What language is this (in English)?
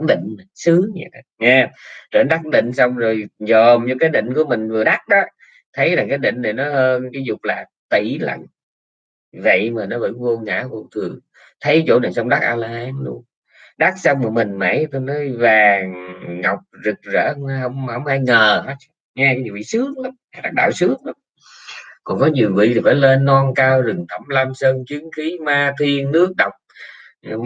Vietnamese